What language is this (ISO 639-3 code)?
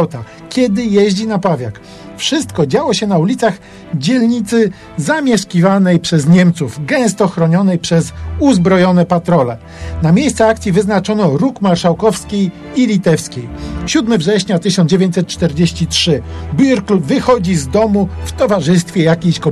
pol